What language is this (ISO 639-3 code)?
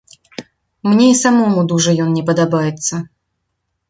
bel